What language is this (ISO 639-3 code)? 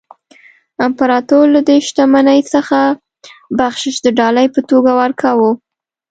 pus